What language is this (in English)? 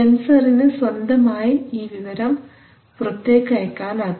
Malayalam